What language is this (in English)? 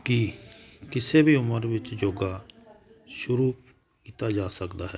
Punjabi